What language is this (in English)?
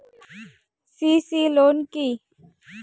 Bangla